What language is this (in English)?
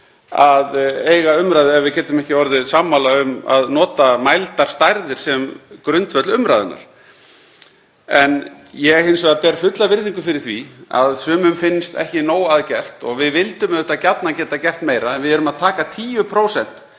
Icelandic